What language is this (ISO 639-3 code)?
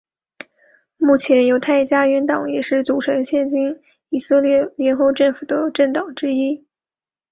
zho